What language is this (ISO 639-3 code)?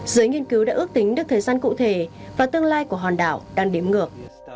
vie